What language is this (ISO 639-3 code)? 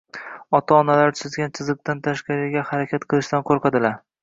uzb